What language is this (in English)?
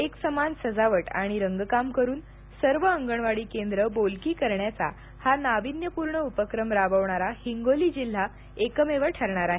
Marathi